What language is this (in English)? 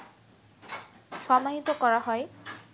Bangla